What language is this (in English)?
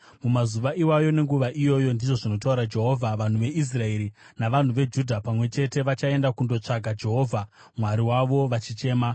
Shona